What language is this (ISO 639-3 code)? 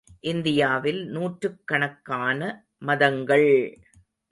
tam